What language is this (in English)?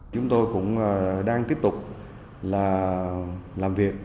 Vietnamese